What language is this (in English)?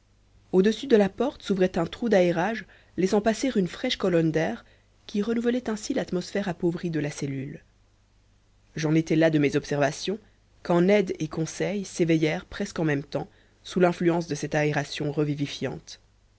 French